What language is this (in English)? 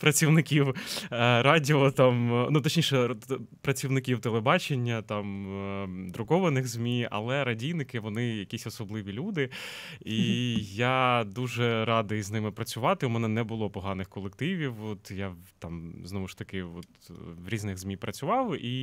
Ukrainian